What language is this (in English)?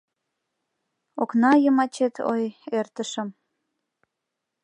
Mari